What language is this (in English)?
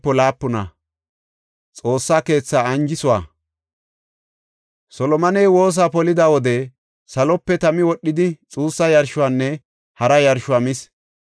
Gofa